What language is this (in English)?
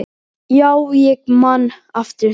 Icelandic